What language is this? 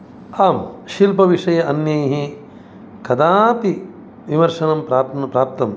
Sanskrit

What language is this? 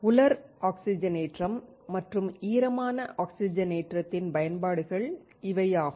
Tamil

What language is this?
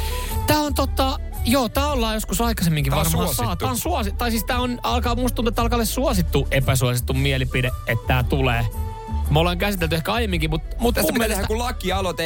Finnish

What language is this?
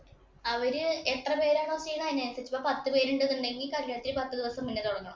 Malayalam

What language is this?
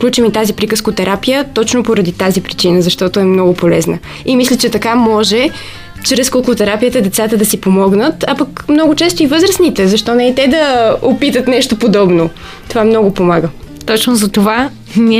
Bulgarian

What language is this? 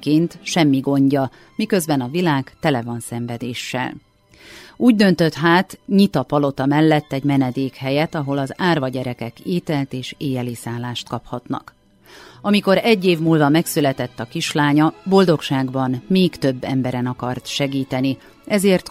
Hungarian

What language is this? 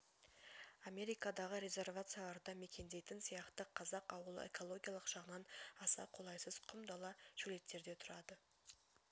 Kazakh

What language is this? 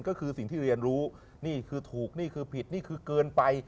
Thai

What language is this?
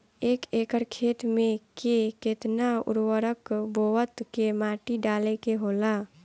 Bhojpuri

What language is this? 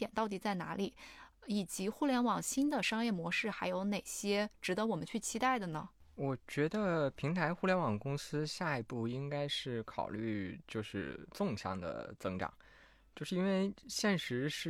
Chinese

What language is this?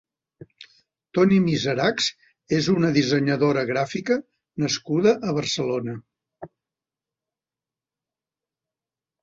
Catalan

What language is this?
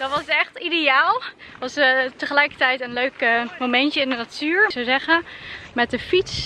Dutch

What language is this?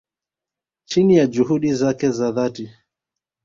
Swahili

